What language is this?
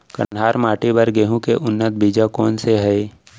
Chhattisgarhi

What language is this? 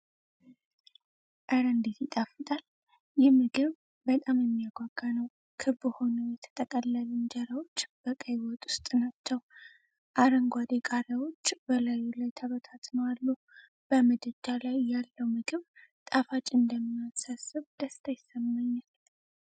Amharic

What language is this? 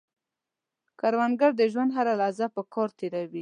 Pashto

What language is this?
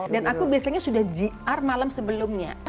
Indonesian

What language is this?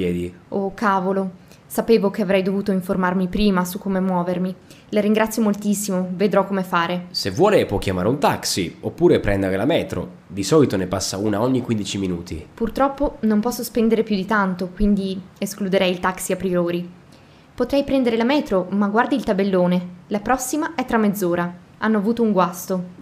Italian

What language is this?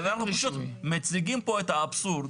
Hebrew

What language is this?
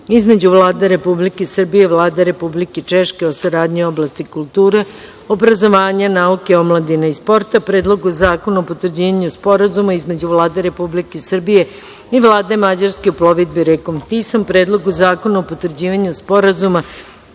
Serbian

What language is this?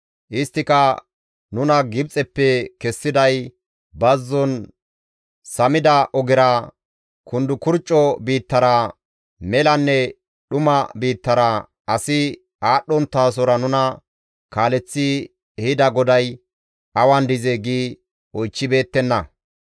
Gamo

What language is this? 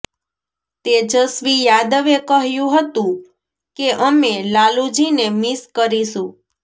Gujarati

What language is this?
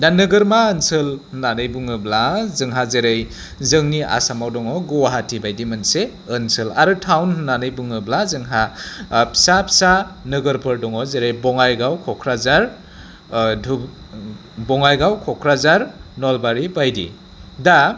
Bodo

